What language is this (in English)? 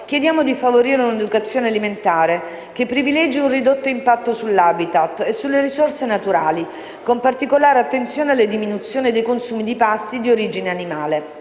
Italian